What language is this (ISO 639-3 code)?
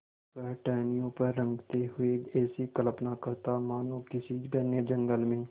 hin